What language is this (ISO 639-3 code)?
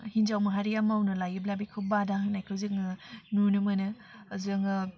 brx